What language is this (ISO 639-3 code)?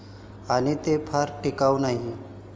mar